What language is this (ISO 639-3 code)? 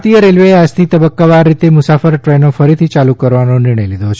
guj